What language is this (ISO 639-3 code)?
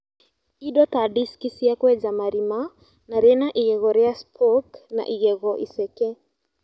kik